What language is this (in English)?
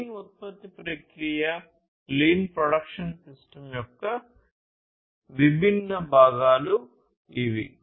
Telugu